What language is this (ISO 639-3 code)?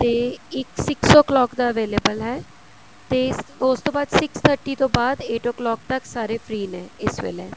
pan